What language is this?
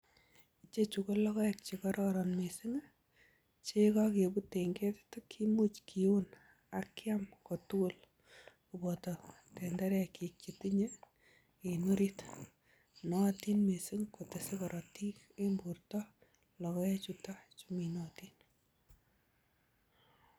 Kalenjin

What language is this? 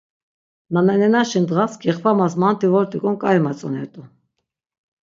Laz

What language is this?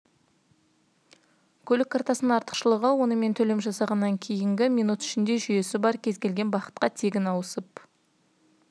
Kazakh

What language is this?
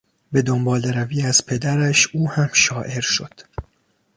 Persian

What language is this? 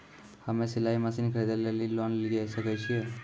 Maithili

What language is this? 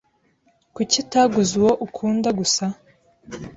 Kinyarwanda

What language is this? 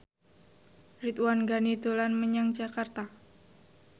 Javanese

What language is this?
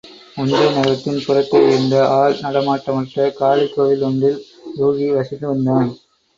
Tamil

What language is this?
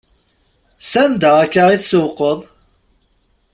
Kabyle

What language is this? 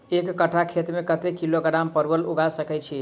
Maithili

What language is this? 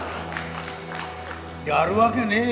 Japanese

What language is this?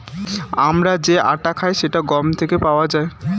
Bangla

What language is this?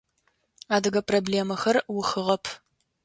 Adyghe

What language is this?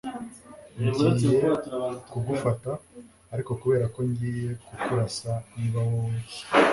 Kinyarwanda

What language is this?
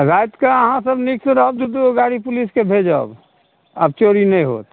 Maithili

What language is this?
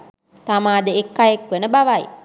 Sinhala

